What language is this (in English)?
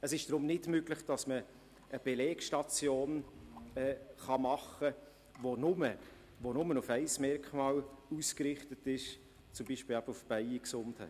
Swiss German